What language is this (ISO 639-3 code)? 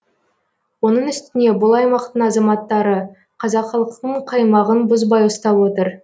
kaz